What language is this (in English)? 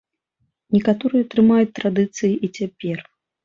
Belarusian